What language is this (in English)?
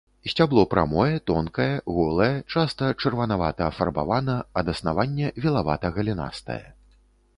Belarusian